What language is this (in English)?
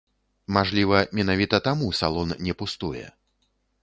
Belarusian